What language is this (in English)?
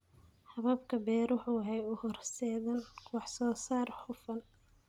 Somali